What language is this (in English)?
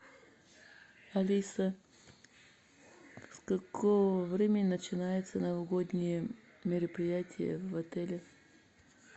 Russian